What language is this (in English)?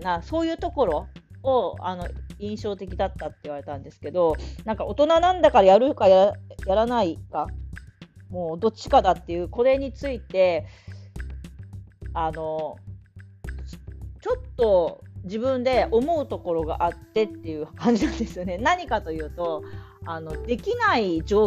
Japanese